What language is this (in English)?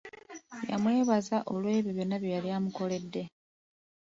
Ganda